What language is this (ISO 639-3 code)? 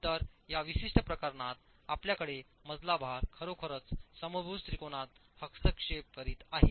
mar